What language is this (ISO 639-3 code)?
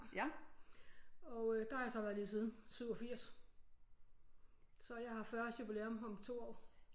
dan